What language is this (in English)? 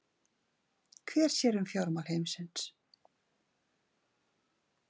Icelandic